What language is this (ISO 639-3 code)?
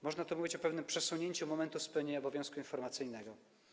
pol